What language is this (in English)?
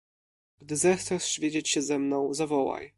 Polish